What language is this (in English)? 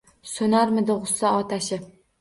Uzbek